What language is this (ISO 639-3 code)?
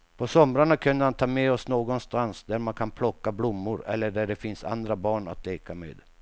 swe